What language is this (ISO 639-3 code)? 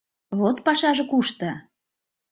chm